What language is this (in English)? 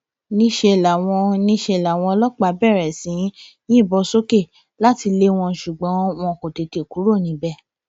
Yoruba